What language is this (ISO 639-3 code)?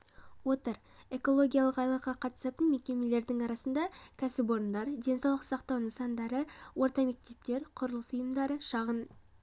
kaz